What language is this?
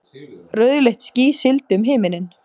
Icelandic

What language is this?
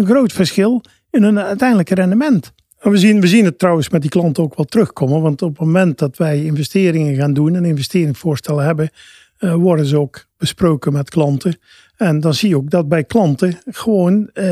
Dutch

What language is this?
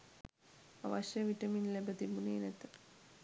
Sinhala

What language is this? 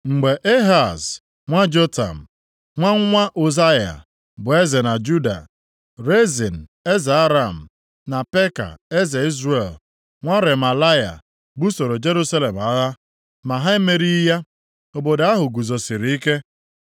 Igbo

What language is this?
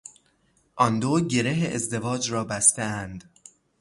Persian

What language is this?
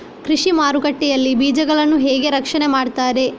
Kannada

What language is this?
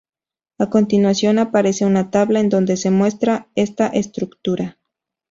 Spanish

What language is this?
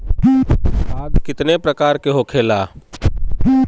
Bhojpuri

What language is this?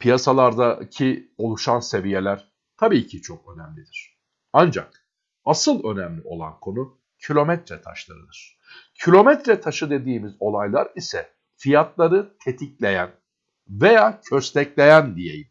Turkish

